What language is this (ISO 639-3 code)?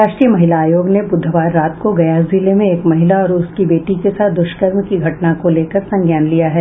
hin